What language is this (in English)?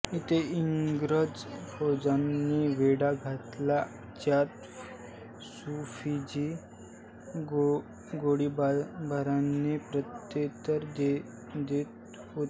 Marathi